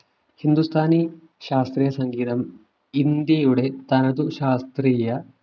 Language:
Malayalam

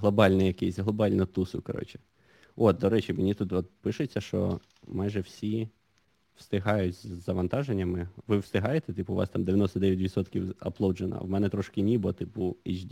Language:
Ukrainian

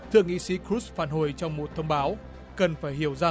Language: Vietnamese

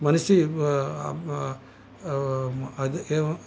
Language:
Sanskrit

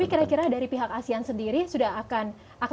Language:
Indonesian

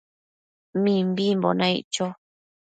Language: Matsés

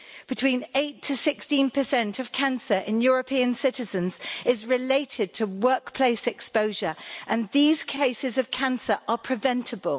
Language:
English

